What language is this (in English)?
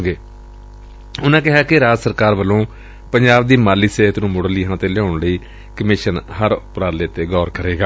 Punjabi